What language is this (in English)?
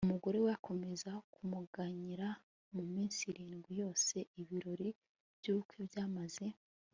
Kinyarwanda